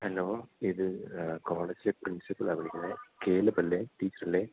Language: Malayalam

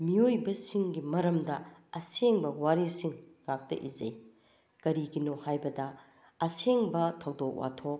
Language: Manipuri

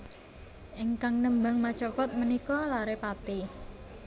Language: Javanese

